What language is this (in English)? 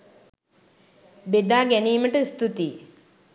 Sinhala